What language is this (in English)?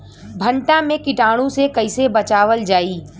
Bhojpuri